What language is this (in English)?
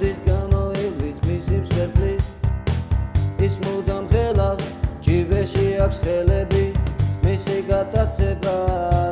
Georgian